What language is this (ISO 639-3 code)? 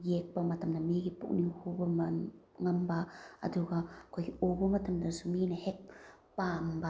mni